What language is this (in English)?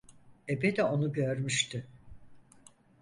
Turkish